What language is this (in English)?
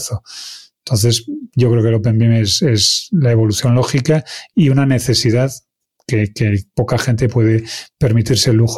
Spanish